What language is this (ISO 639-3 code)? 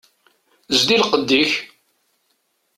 kab